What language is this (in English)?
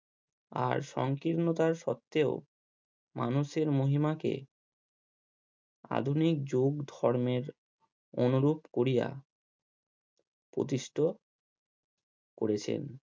Bangla